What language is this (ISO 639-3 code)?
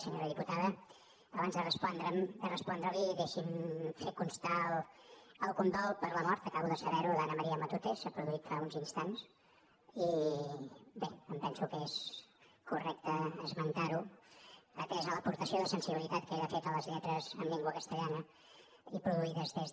cat